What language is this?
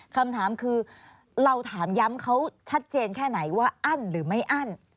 Thai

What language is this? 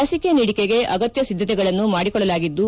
Kannada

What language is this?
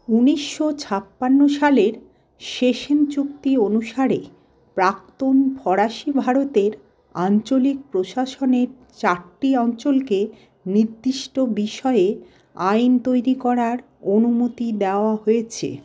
Bangla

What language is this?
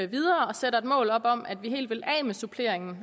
Danish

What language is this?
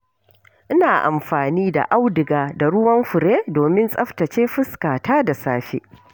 Hausa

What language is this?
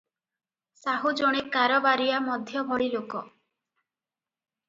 Odia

